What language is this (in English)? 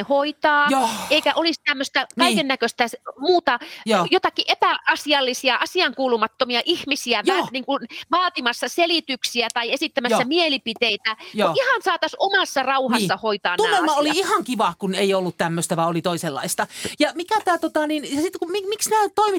Finnish